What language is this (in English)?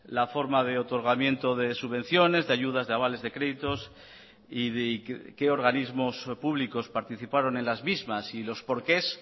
Spanish